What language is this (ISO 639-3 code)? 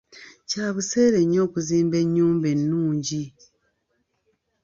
lug